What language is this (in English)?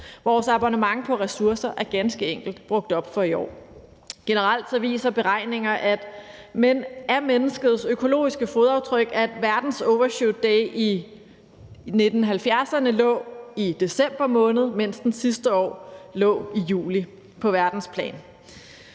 Danish